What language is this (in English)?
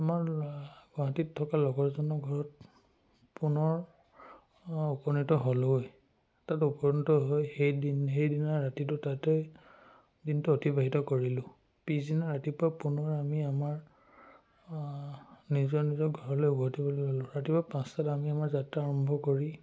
Assamese